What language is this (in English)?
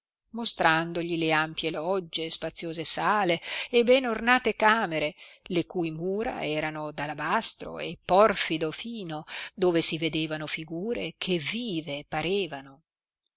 Italian